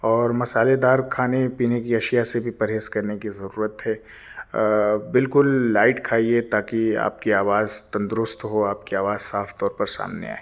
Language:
Urdu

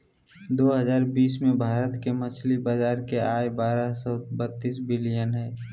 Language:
Magahi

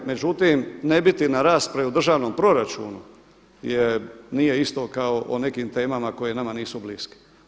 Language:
Croatian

